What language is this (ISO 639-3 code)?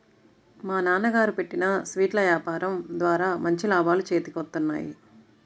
tel